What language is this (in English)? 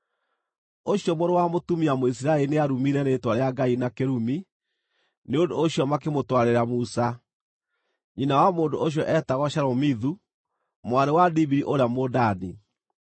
Kikuyu